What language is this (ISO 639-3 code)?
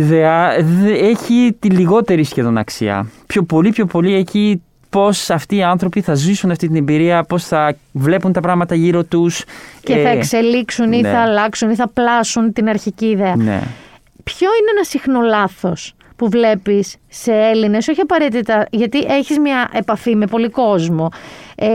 ell